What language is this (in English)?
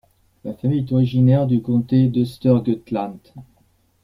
French